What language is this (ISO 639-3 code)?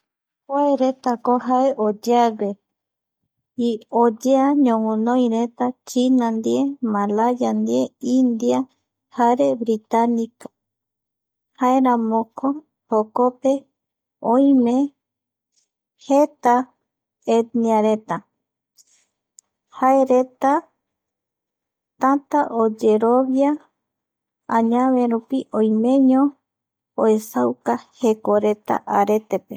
gui